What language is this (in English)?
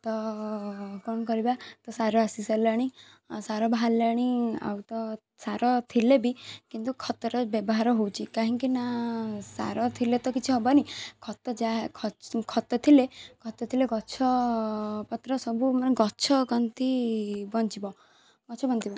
Odia